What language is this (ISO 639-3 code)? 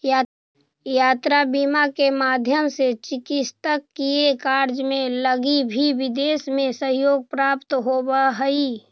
mag